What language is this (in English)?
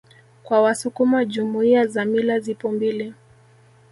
Swahili